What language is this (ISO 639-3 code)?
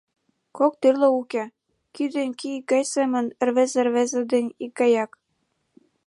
chm